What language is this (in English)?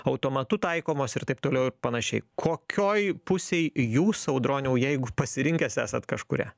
Lithuanian